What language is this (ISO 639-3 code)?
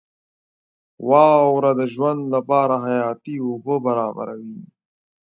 pus